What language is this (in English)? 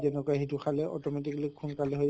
Assamese